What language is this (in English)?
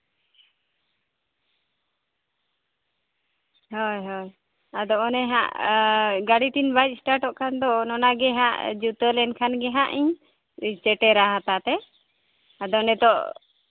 Santali